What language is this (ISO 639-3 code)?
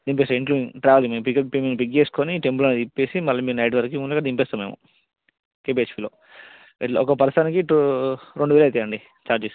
tel